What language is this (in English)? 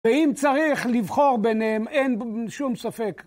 Hebrew